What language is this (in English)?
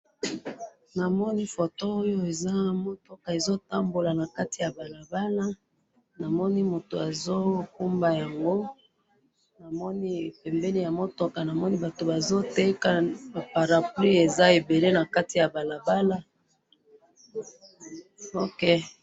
Lingala